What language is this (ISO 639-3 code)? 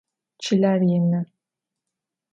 ady